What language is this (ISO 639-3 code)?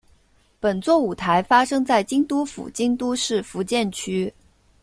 zho